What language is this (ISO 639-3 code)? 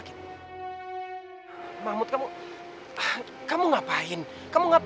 ind